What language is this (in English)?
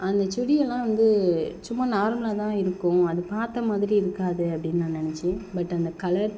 Tamil